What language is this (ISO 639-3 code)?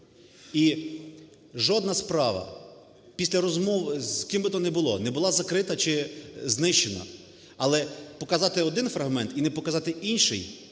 ukr